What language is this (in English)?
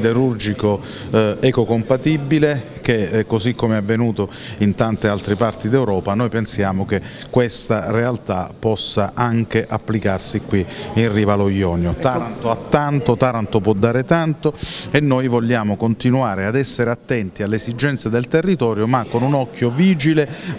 Italian